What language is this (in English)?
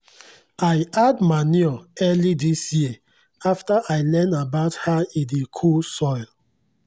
Nigerian Pidgin